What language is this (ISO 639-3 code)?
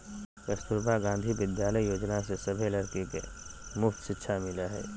mag